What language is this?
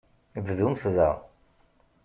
Kabyle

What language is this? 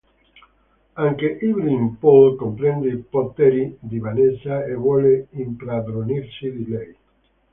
Italian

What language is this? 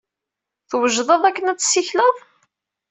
Kabyle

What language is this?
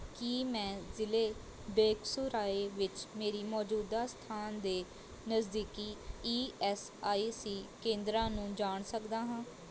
Punjabi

